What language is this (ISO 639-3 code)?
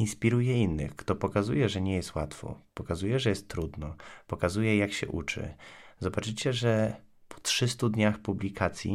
pol